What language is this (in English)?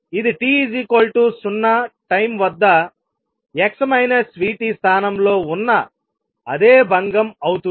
Telugu